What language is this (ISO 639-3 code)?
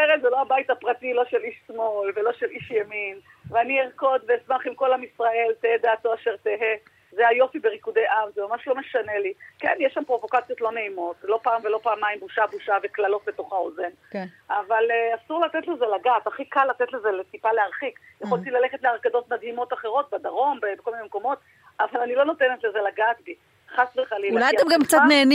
heb